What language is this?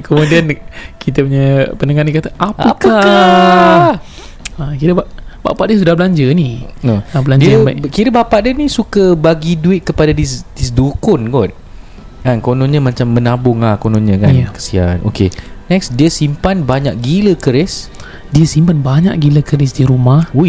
Malay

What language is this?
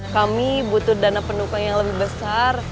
Indonesian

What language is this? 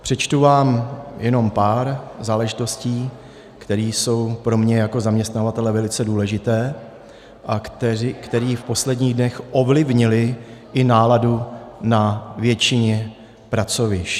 Czech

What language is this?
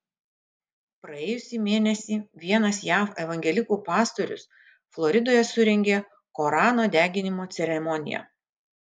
Lithuanian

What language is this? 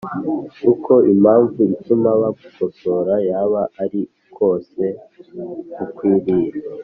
Kinyarwanda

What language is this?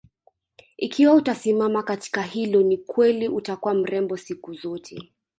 Swahili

